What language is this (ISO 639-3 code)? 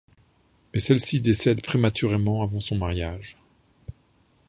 fra